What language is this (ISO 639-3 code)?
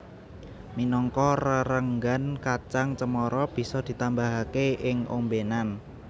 jav